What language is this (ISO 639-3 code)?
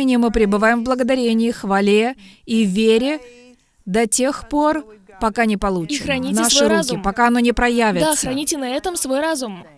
rus